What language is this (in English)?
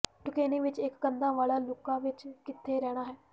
Punjabi